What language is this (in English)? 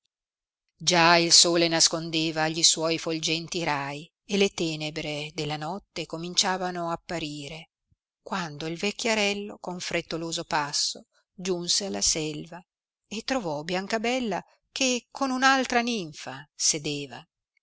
Italian